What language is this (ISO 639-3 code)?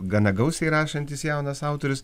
lit